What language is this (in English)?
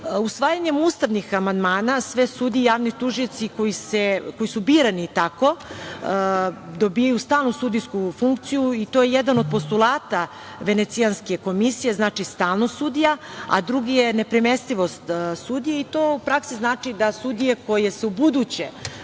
Serbian